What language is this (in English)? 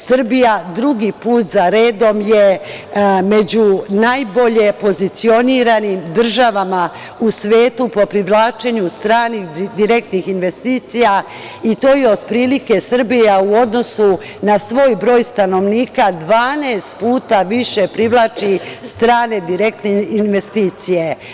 Serbian